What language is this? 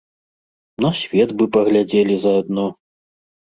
Belarusian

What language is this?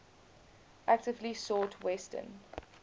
English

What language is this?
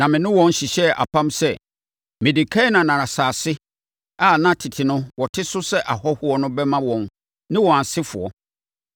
Akan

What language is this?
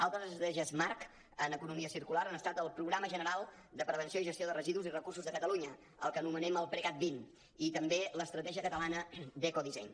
Catalan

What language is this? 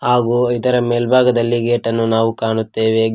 Kannada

